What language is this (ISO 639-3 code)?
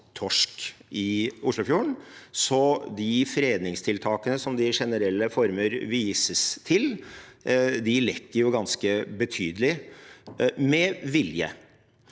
nor